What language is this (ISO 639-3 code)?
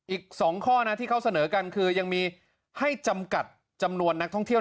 tha